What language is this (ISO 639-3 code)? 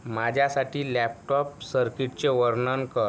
mar